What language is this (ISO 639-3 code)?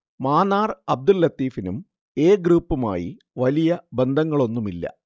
mal